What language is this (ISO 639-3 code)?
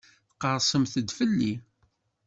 kab